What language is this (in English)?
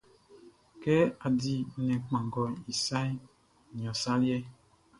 Baoulé